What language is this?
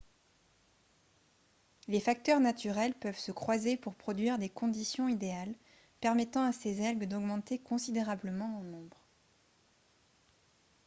French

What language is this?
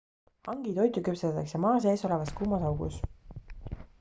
Estonian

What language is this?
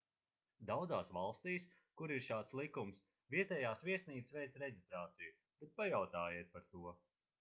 Latvian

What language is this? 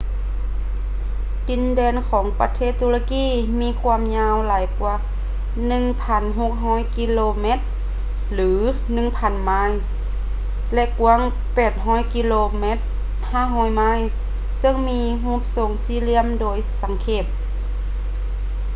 Lao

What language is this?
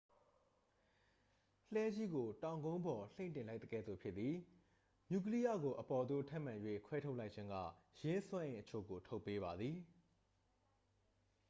Burmese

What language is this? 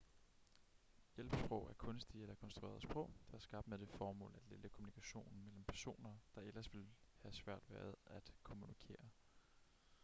Danish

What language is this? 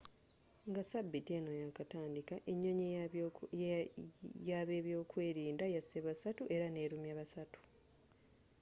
Ganda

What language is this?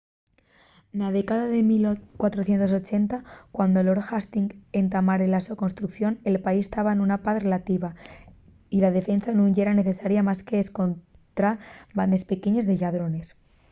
Asturian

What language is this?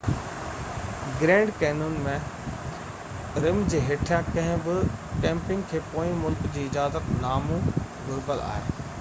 Sindhi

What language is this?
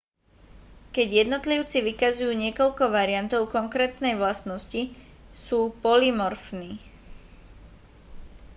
Slovak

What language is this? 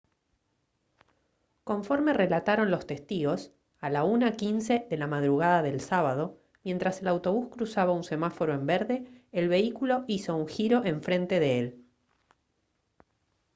Spanish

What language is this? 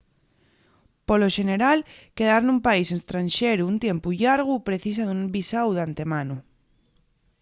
Asturian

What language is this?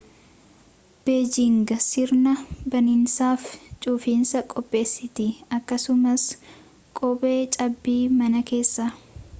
Oromo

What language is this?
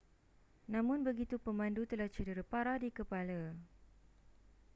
Malay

